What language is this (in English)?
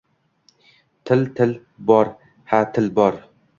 Uzbek